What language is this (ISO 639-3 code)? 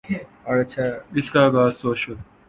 urd